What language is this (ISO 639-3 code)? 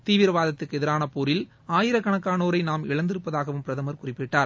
tam